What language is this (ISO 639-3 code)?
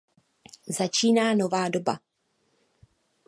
ces